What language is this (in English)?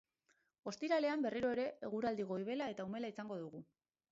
Basque